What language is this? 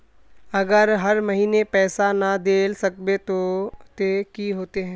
Magahi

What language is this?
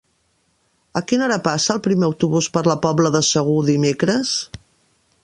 Catalan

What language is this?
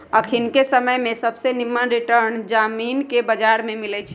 Magahi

